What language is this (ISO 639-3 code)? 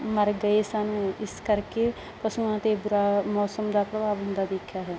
pan